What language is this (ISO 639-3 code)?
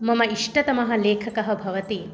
san